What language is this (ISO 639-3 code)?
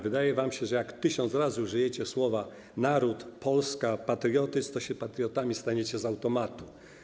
pol